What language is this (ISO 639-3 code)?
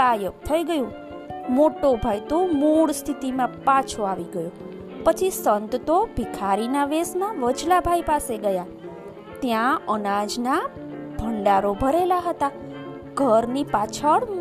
guj